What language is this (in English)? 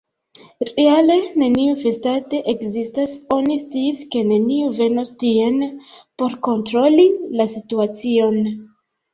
Esperanto